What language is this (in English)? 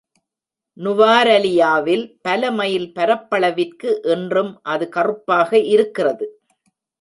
Tamil